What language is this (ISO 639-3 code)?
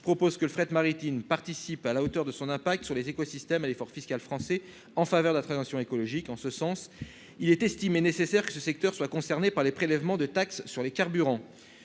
fra